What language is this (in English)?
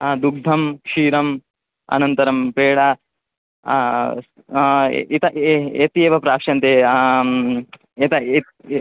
Sanskrit